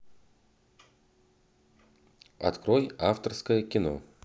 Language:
Russian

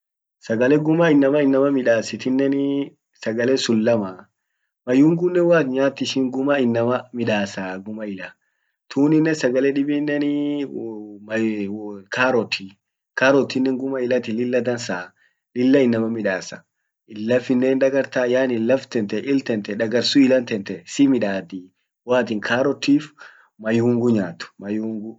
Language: Orma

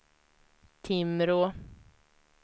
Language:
Swedish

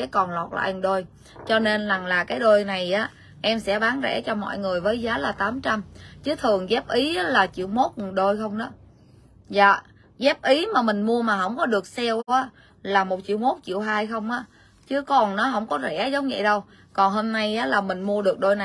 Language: Vietnamese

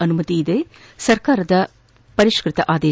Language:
Kannada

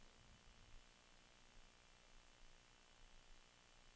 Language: Norwegian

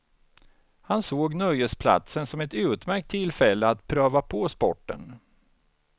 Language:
Swedish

